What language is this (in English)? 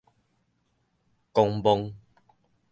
Min Nan Chinese